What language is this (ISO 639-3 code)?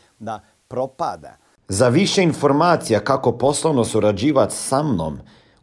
hrv